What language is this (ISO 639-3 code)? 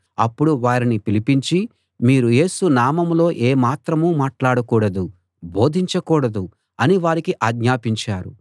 tel